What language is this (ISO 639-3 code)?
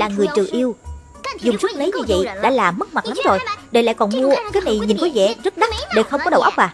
vie